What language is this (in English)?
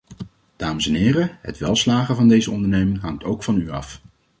Dutch